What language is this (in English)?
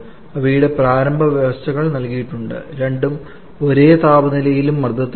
Malayalam